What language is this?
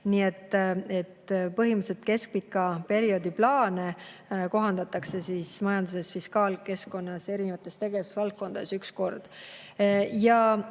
Estonian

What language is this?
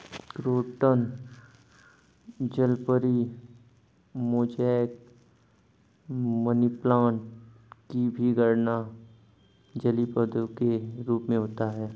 Hindi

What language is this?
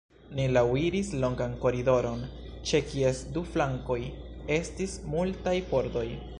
Esperanto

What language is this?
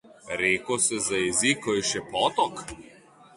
Slovenian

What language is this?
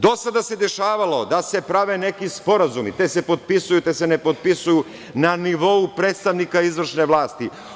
Serbian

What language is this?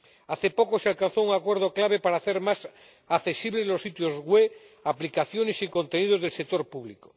Spanish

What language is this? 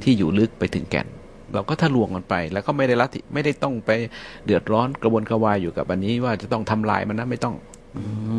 Thai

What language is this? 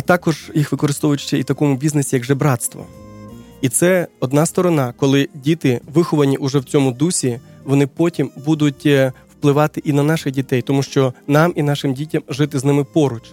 Ukrainian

